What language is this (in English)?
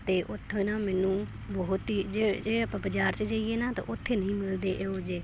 Punjabi